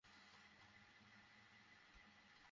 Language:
Bangla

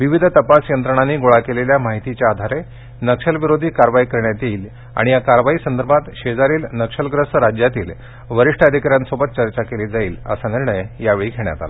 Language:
Marathi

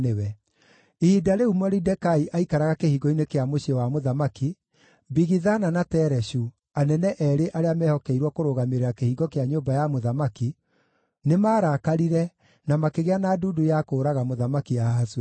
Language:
Kikuyu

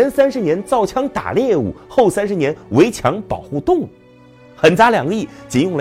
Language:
Chinese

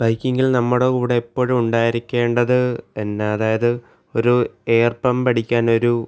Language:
Malayalam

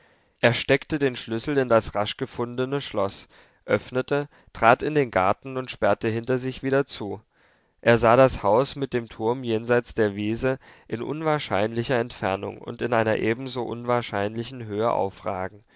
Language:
German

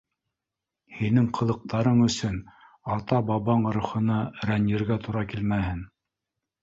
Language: Bashkir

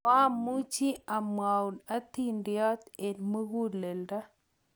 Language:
Kalenjin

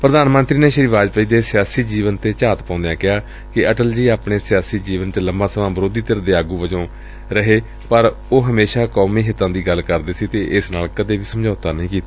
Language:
Punjabi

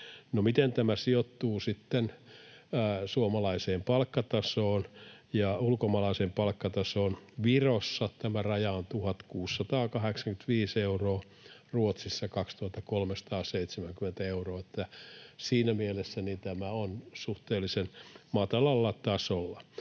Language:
Finnish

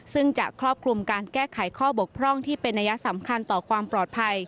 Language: Thai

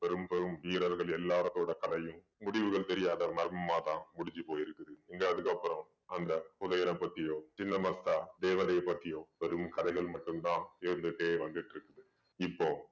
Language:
Tamil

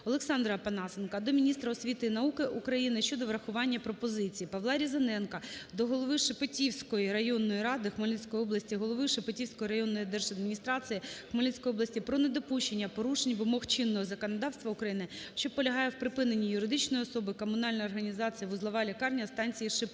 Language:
Ukrainian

